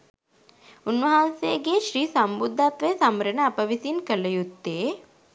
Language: Sinhala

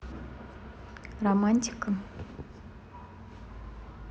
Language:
Russian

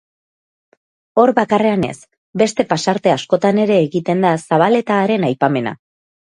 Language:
Basque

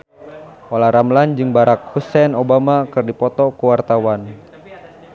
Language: Sundanese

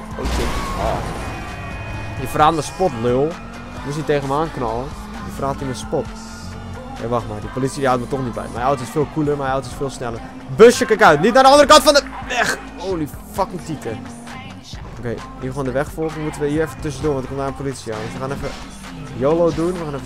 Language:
Dutch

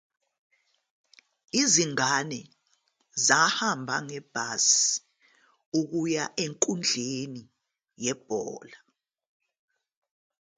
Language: Zulu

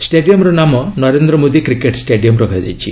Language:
Odia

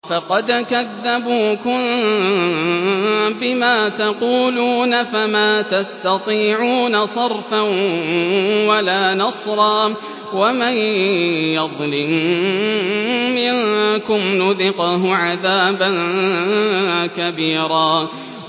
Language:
Arabic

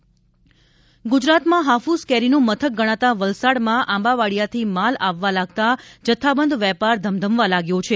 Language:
Gujarati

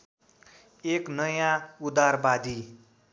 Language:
Nepali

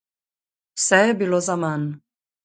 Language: Slovenian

